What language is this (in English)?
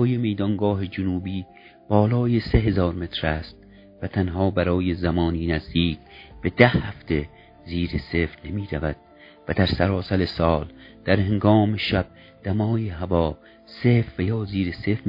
Persian